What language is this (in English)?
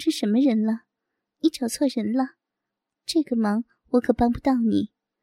Chinese